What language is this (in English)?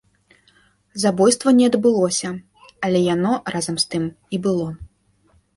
Belarusian